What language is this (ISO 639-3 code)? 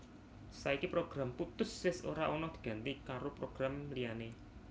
jav